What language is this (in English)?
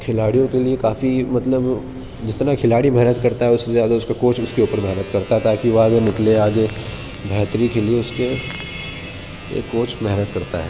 Urdu